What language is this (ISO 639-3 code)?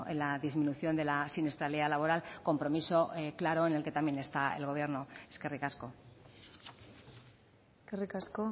spa